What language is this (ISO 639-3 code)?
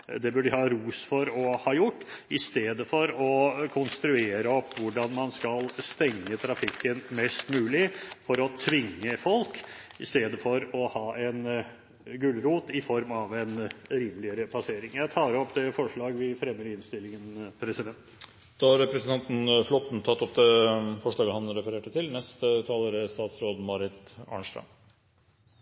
nor